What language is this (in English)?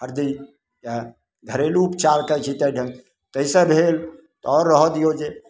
Maithili